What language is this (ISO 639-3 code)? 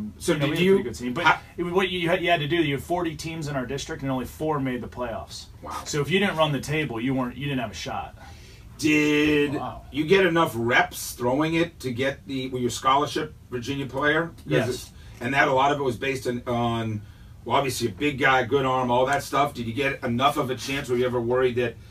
eng